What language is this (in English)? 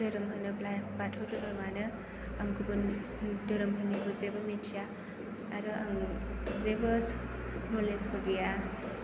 Bodo